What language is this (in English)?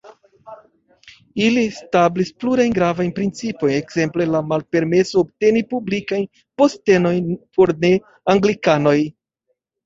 Esperanto